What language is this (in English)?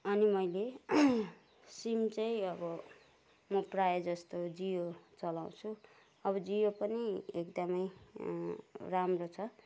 Nepali